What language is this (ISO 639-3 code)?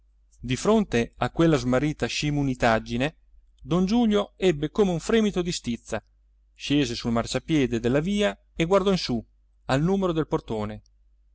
ita